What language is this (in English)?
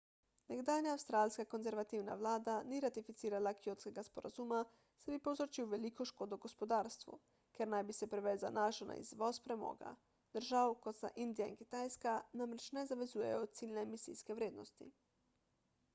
Slovenian